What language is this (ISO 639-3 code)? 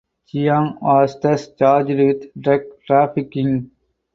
eng